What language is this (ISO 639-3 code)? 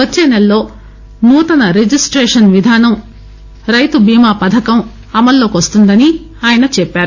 tel